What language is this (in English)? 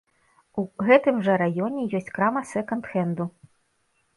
Belarusian